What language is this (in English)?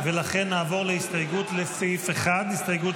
Hebrew